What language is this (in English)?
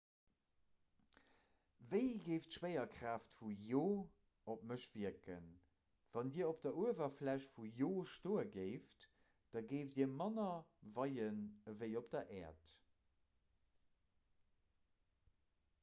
Luxembourgish